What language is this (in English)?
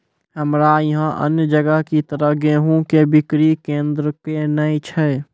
Maithili